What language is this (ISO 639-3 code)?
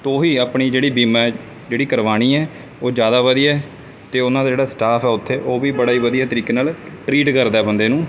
pan